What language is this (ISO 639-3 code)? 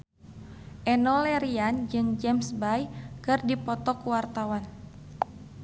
sun